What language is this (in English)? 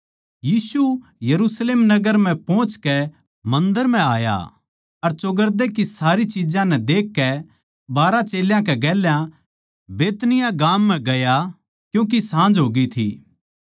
Haryanvi